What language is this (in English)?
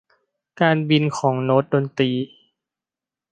Thai